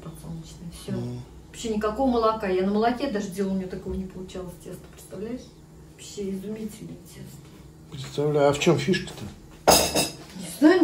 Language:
Russian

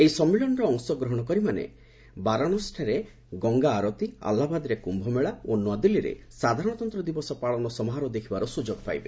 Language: Odia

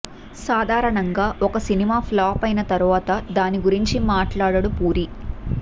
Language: Telugu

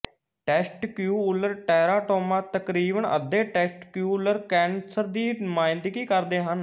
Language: Punjabi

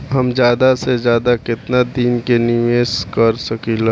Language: Bhojpuri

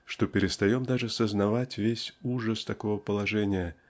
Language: Russian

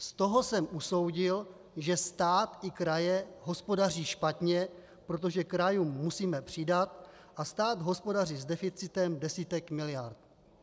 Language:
Czech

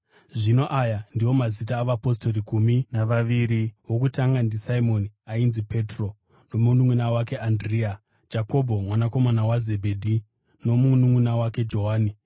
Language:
Shona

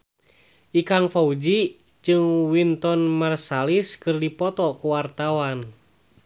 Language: Sundanese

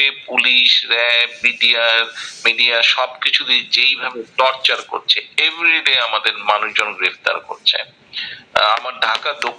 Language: Bangla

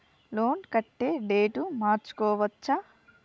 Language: Telugu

